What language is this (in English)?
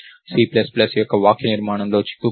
Telugu